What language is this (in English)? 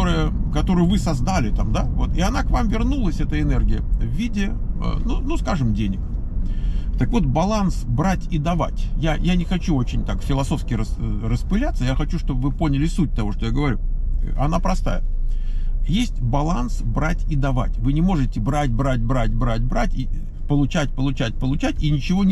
Russian